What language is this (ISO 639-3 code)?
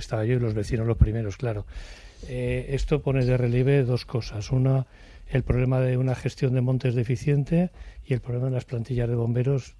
spa